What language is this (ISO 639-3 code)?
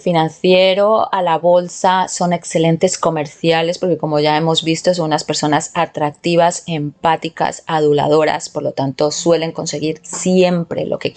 spa